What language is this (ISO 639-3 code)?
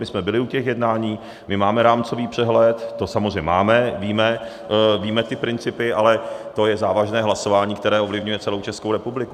ces